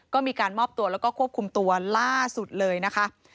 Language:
Thai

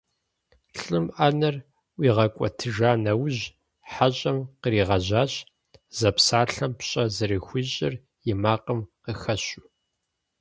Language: Kabardian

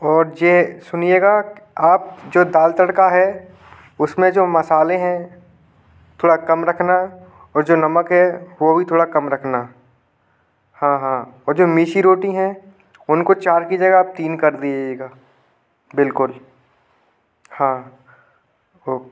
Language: Hindi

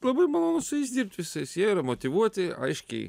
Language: Lithuanian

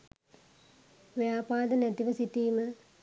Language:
Sinhala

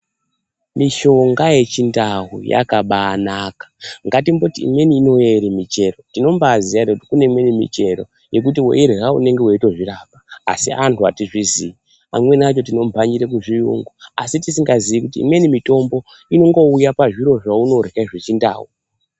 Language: Ndau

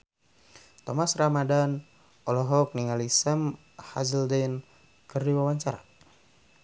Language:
Sundanese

